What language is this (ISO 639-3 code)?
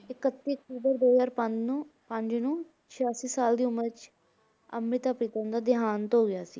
pan